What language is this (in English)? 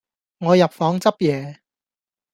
Cantonese